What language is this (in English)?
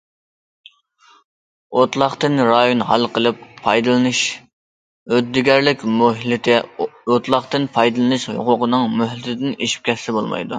Uyghur